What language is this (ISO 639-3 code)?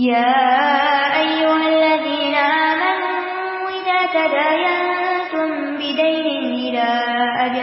urd